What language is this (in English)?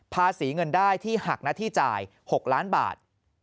Thai